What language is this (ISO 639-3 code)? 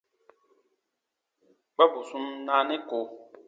bba